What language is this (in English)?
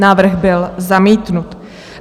Czech